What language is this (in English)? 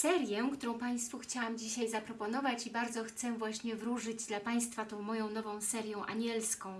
Polish